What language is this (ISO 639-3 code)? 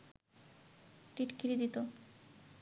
ben